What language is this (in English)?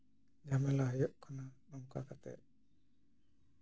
Santali